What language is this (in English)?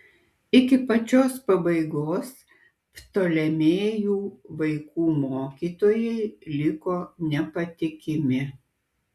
Lithuanian